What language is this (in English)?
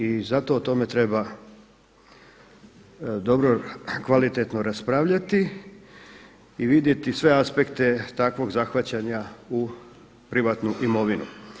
Croatian